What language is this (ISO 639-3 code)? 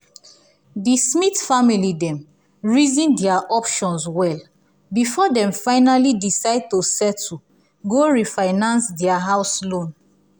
pcm